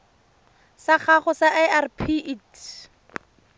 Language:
Tswana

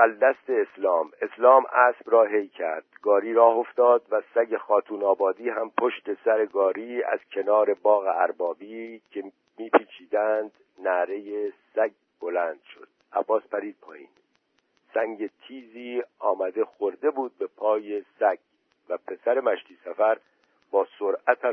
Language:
Persian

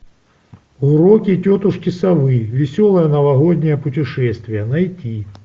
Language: Russian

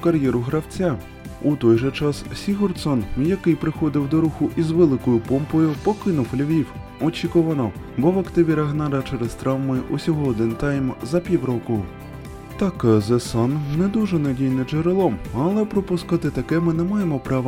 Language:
Ukrainian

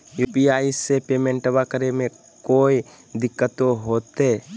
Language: Magahi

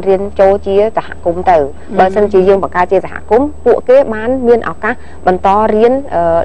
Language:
Thai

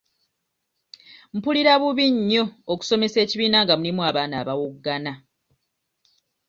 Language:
Ganda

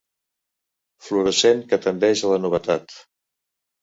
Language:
Catalan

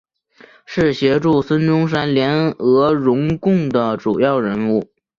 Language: Chinese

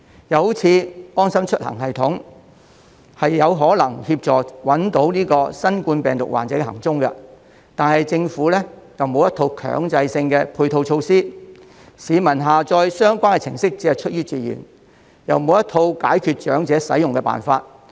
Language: Cantonese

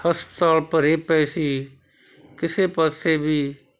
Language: Punjabi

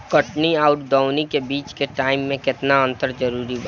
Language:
Bhojpuri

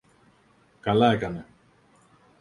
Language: Greek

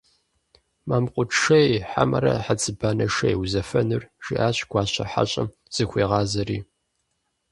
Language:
Kabardian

